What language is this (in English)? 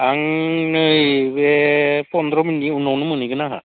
Bodo